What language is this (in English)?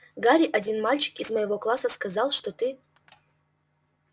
Russian